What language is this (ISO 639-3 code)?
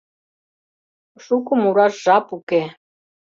chm